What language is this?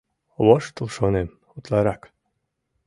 Mari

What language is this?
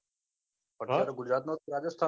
Gujarati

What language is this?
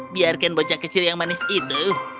Indonesian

